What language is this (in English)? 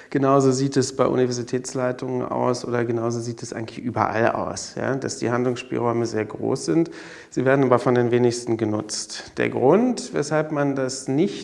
German